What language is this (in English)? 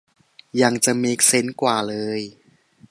Thai